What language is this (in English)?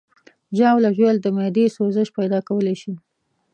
Pashto